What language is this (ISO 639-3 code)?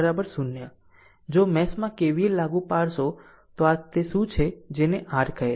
guj